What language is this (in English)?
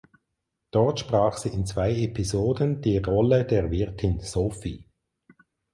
German